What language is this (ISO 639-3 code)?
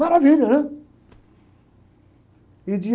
por